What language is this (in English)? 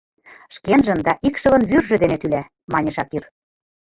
Mari